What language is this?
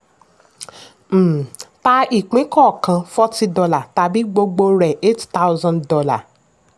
Yoruba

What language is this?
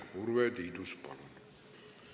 Estonian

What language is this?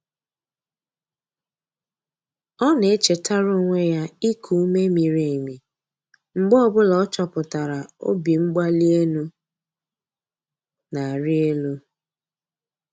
Igbo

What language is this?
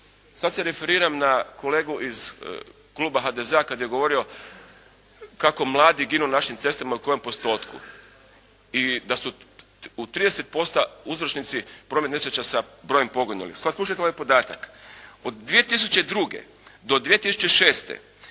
Croatian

